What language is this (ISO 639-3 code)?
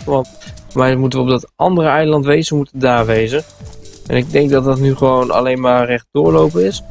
nld